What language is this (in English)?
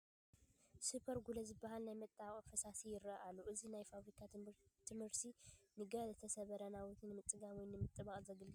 Tigrinya